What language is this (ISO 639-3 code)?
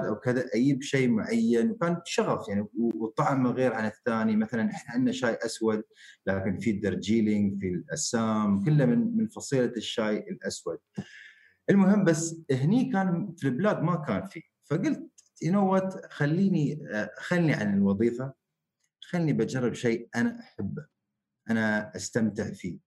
ara